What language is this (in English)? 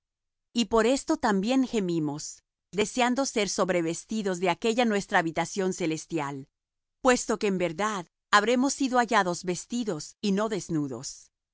Spanish